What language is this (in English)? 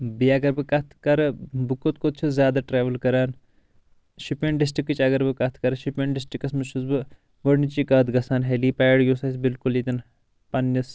Kashmiri